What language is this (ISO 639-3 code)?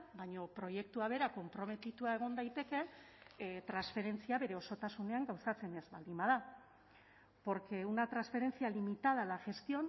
eus